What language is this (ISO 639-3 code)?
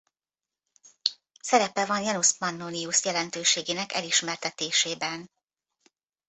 hun